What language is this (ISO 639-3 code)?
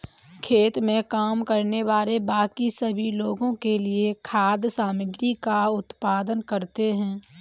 hin